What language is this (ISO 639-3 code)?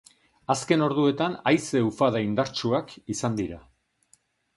eus